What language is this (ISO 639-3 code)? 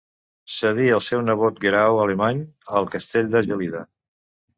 cat